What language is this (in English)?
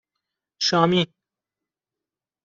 Persian